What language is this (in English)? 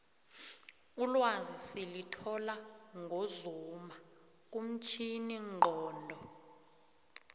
South Ndebele